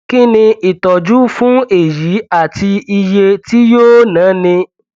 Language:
Yoruba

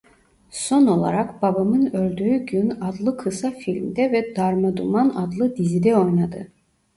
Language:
Turkish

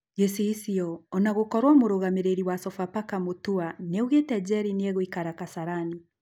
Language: Kikuyu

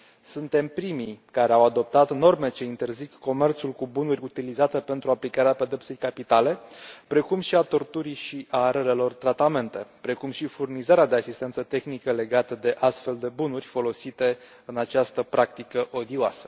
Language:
Romanian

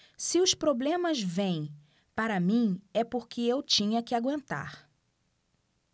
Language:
Portuguese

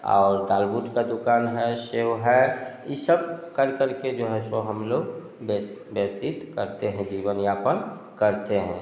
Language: Hindi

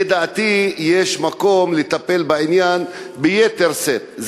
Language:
Hebrew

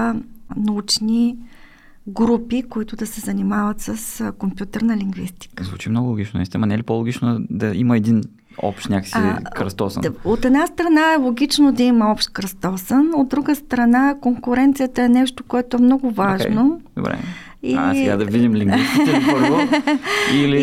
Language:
Bulgarian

